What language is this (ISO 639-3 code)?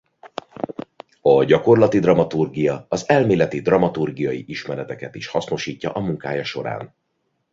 hun